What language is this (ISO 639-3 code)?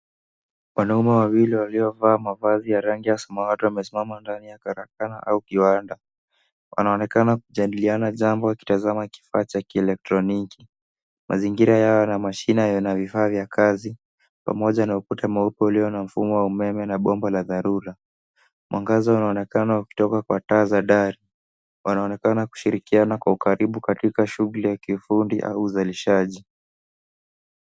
swa